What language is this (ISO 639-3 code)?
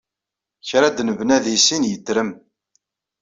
kab